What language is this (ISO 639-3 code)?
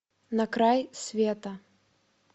rus